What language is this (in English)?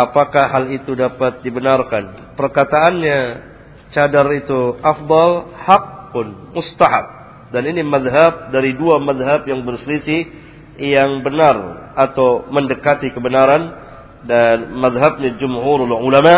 Malay